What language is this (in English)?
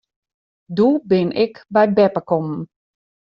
Western Frisian